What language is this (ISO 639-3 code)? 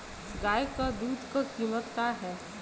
bho